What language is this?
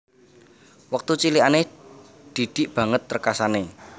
Javanese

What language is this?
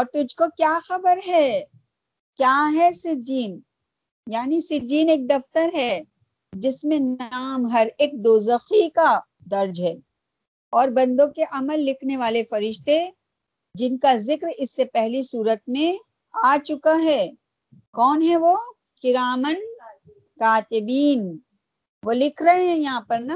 Urdu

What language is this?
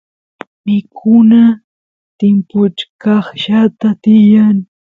Santiago del Estero Quichua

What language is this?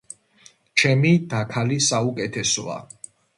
Georgian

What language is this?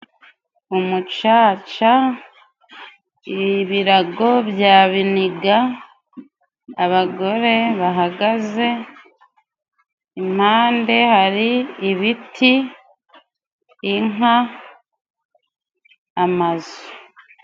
Kinyarwanda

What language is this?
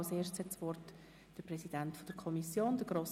Swiss German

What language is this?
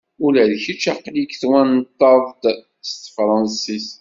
Kabyle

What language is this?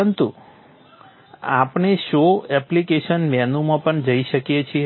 Gujarati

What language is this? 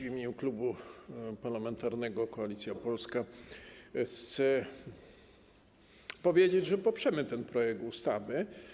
Polish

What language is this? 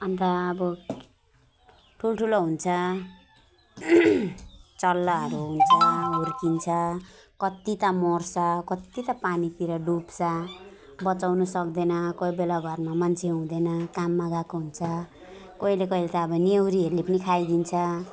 Nepali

